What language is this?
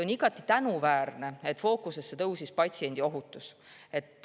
Estonian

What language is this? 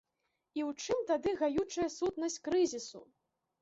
Belarusian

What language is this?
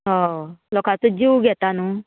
Konkani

